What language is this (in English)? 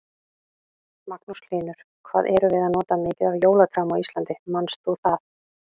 Icelandic